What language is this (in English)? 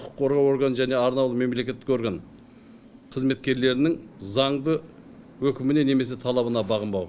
Kazakh